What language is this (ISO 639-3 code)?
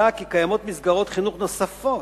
heb